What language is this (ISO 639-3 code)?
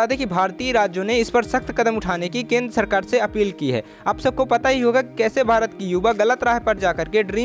hin